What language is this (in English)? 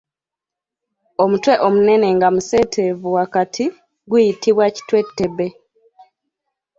Ganda